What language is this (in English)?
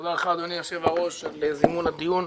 Hebrew